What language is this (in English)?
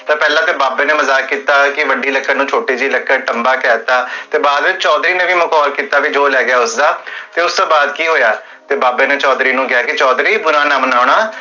Punjabi